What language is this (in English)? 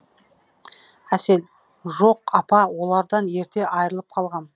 Kazakh